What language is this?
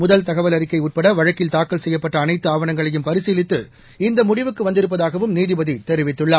Tamil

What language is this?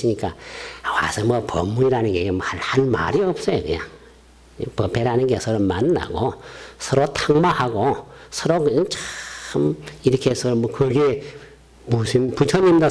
Korean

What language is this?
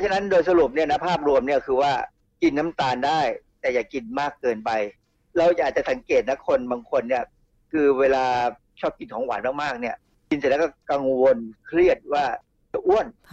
Thai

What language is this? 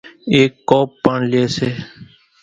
Kachi Koli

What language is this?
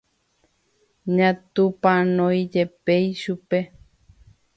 Guarani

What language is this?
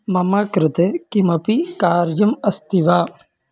Sanskrit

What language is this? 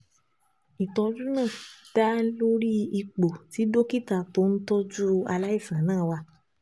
Yoruba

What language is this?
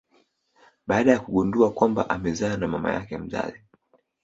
Swahili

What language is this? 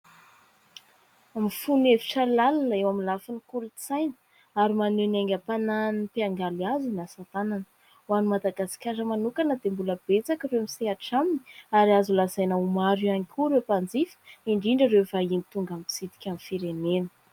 Malagasy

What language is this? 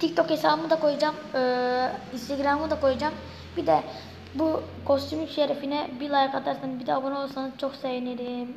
Turkish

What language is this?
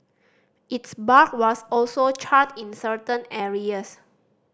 English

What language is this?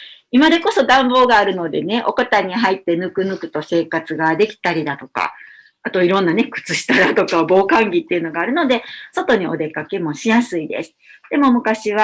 Japanese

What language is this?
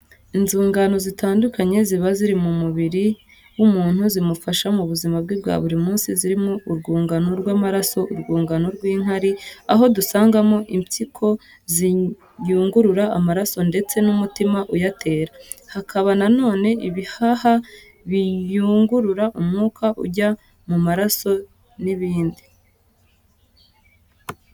Kinyarwanda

